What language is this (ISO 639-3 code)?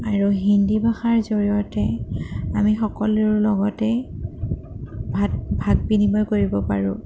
asm